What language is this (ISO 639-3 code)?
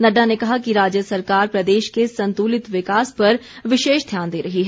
hin